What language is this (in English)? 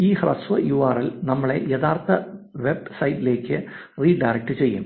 Malayalam